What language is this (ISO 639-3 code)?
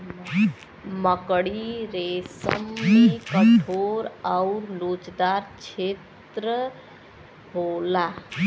bho